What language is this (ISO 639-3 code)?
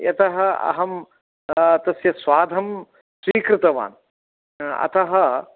san